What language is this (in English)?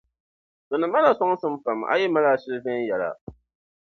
Dagbani